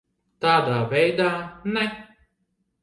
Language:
Latvian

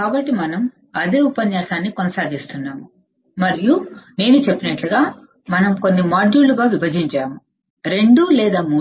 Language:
Telugu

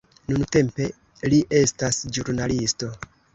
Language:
Esperanto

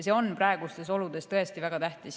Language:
Estonian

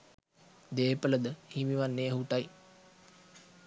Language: Sinhala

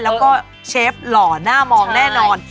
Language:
Thai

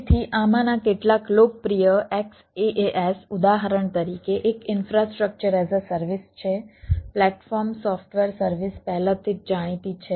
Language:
Gujarati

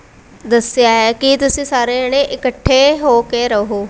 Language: Punjabi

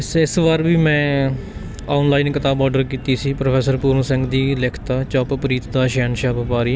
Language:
Punjabi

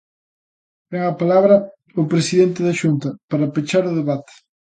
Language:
Galician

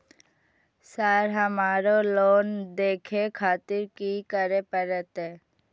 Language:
Maithili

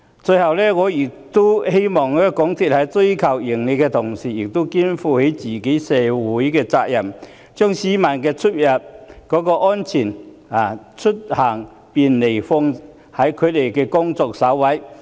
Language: Cantonese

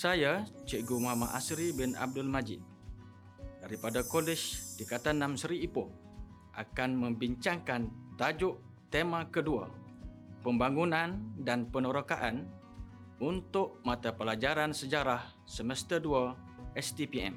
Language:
Malay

